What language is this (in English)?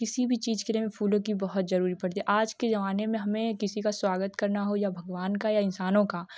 Hindi